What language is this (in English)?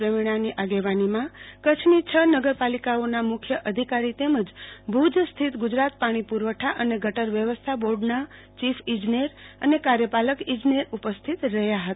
Gujarati